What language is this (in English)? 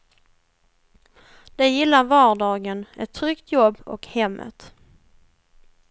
Swedish